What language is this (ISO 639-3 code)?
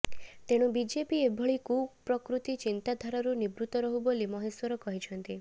ori